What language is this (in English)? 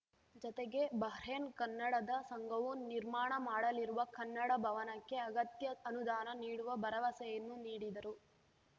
Kannada